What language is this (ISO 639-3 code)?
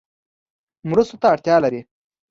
pus